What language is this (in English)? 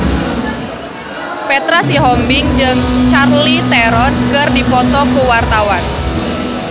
Sundanese